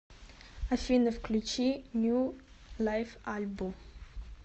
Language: Russian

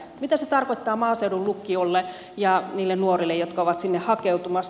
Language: Finnish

